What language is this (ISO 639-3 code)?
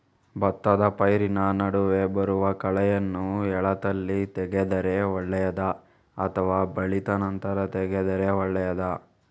kan